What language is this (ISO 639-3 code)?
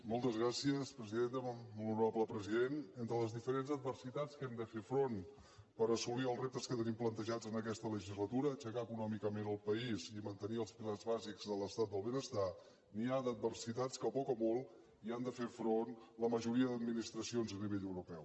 cat